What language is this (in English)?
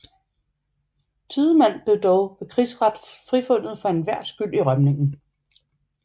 Danish